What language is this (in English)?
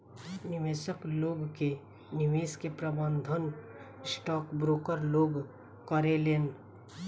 Bhojpuri